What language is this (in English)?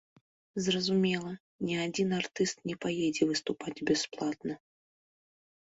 Belarusian